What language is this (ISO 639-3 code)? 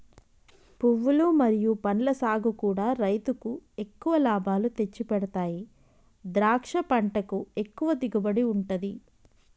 tel